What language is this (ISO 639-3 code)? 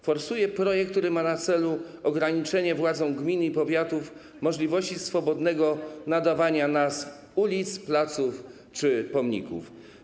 pol